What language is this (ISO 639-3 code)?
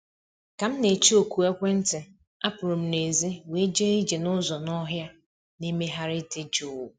ibo